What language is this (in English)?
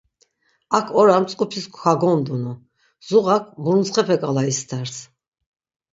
Laz